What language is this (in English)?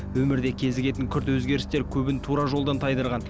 Kazakh